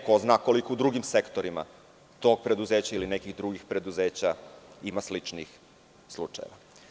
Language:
Serbian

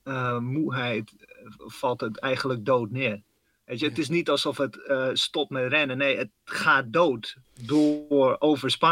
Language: Dutch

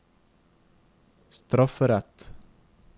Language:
Norwegian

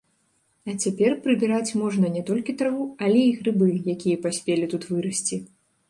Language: Belarusian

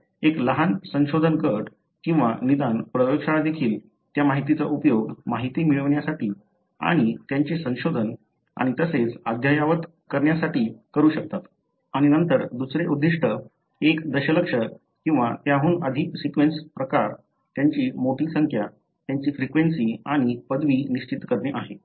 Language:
Marathi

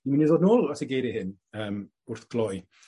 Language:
Welsh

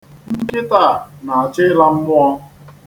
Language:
Igbo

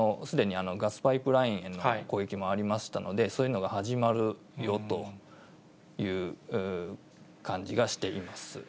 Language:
Japanese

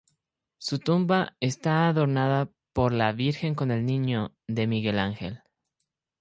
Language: Spanish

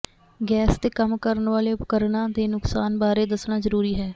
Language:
Punjabi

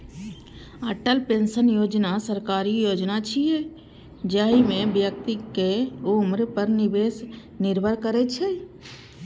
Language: Maithili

